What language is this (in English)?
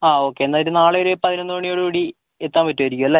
Malayalam